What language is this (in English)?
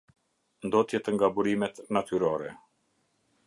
Albanian